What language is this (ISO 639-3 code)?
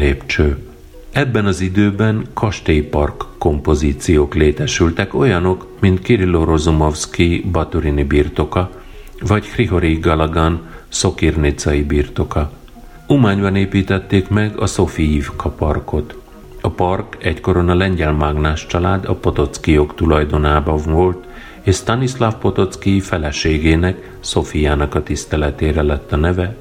hun